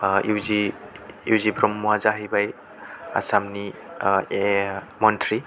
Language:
Bodo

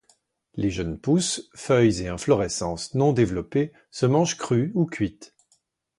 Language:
French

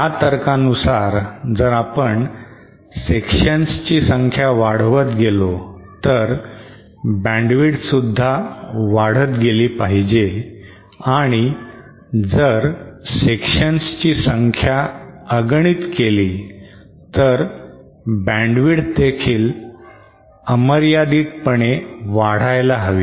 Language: Marathi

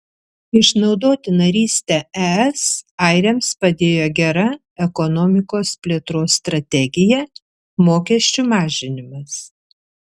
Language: Lithuanian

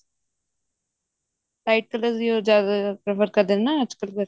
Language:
Punjabi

